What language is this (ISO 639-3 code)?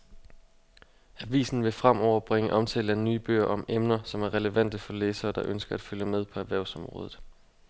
dan